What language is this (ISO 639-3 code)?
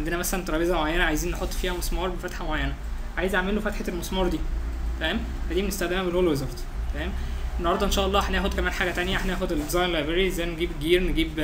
ara